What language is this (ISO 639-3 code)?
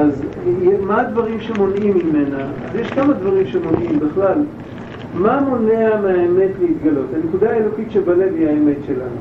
heb